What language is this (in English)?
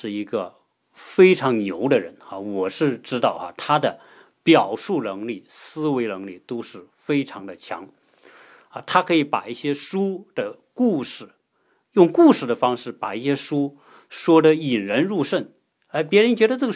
Chinese